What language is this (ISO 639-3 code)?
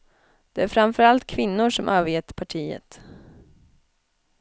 swe